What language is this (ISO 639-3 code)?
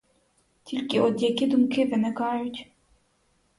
ukr